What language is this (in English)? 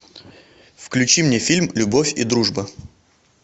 Russian